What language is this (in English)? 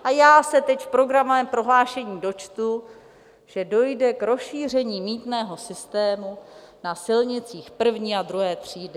Czech